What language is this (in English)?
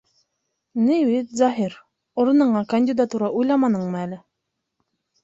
Bashkir